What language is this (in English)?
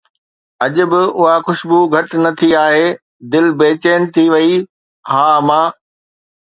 Sindhi